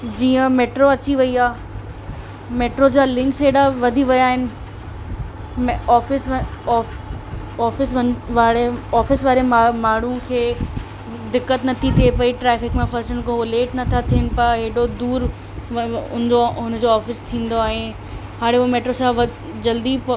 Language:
Sindhi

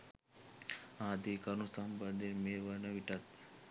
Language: Sinhala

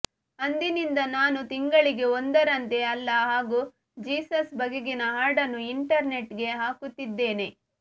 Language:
Kannada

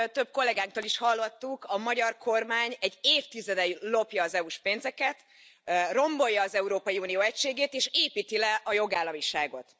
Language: Hungarian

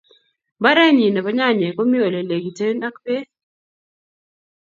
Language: Kalenjin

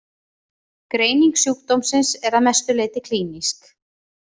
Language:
Icelandic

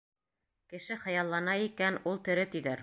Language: Bashkir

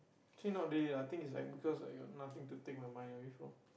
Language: English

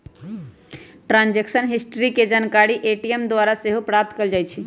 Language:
Magahi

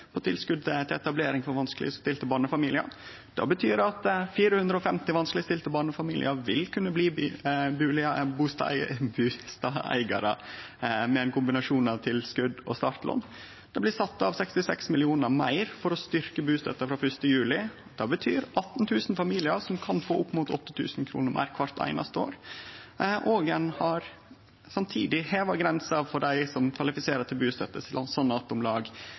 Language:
Norwegian Nynorsk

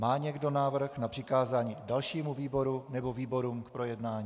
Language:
Czech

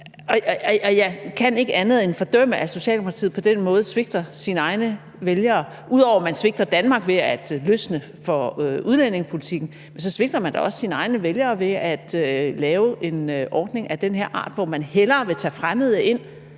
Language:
Danish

